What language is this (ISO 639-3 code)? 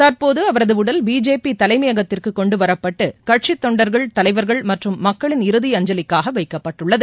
tam